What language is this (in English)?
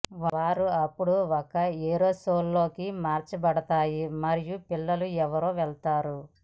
Telugu